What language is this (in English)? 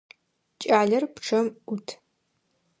Adyghe